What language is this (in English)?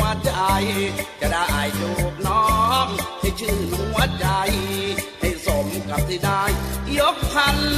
Thai